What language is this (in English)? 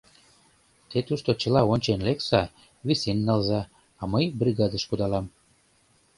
Mari